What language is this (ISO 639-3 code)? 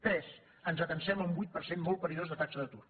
cat